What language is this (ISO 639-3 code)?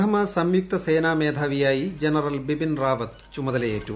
mal